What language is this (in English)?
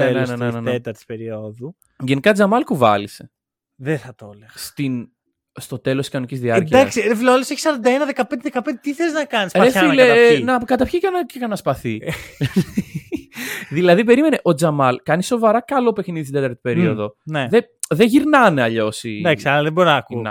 Greek